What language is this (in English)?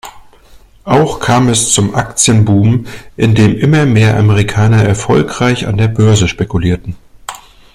German